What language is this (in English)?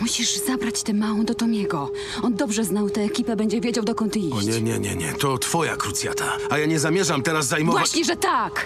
Polish